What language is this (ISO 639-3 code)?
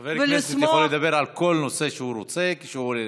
heb